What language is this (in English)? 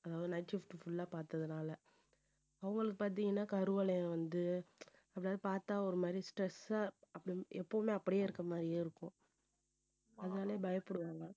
Tamil